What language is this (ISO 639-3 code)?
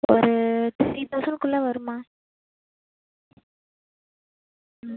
tam